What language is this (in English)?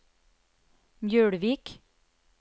Norwegian